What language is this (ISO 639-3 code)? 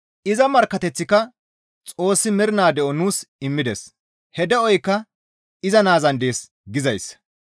gmv